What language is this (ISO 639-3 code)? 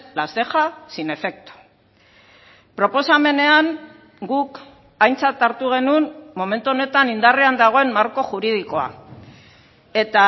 eus